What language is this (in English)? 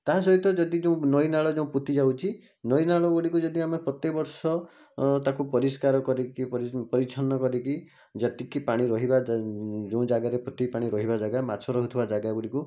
Odia